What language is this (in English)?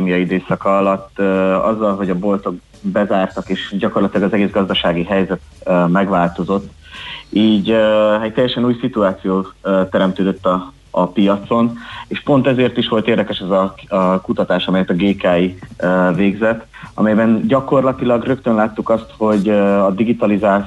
Hungarian